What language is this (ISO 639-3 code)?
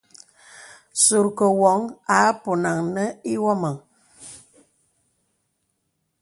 beb